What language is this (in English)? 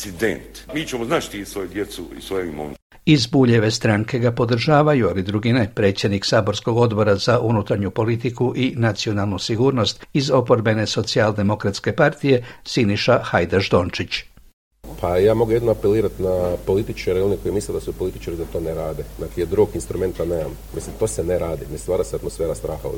Croatian